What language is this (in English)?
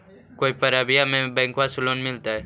Magahi